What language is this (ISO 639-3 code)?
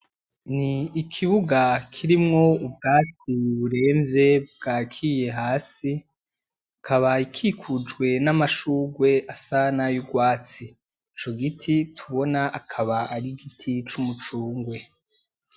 run